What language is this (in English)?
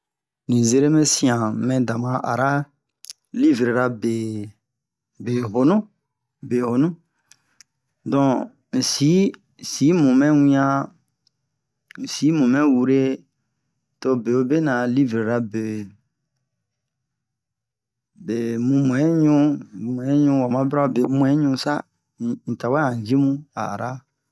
Bomu